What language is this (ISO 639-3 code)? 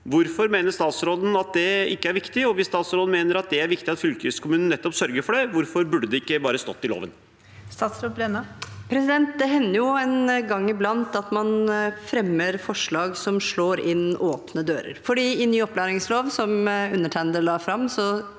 nor